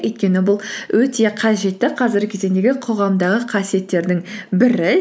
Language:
Kazakh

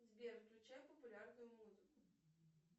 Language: Russian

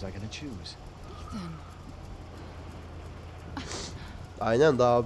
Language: Turkish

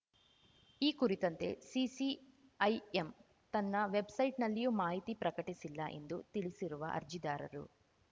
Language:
Kannada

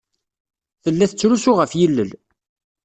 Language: Kabyle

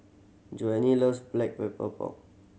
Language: English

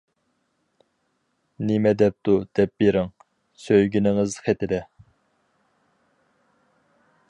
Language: Uyghur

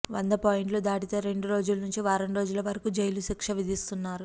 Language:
Telugu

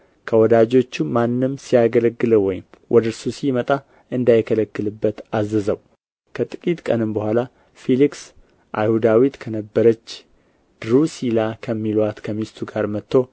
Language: Amharic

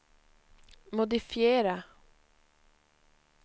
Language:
Swedish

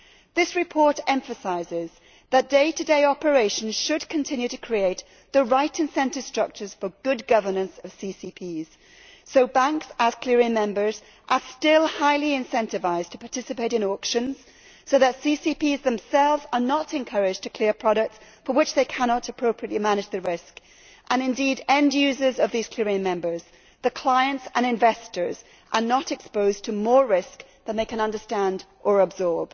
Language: English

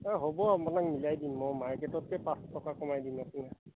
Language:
Assamese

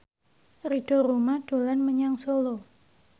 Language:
Javanese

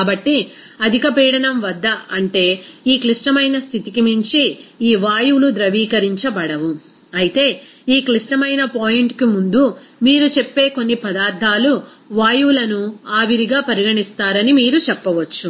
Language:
Telugu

